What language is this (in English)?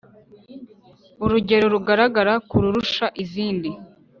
Kinyarwanda